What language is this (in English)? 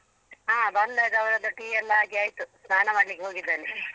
Kannada